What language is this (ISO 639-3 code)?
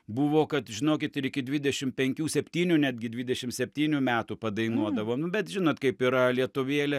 lit